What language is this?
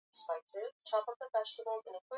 Swahili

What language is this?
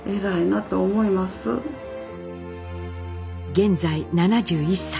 Japanese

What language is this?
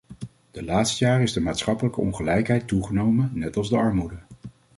Dutch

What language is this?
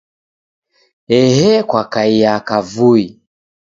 Taita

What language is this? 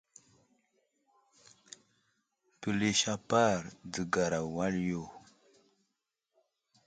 Wuzlam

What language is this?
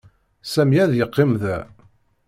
Kabyle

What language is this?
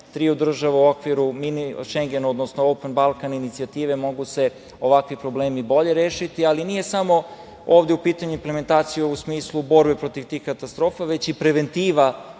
Serbian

